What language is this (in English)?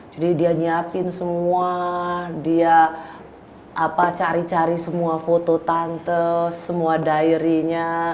Indonesian